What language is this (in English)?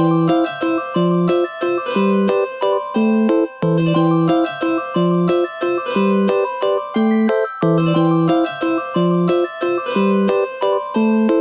Japanese